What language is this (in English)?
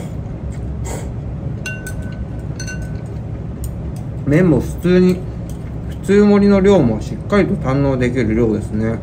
Japanese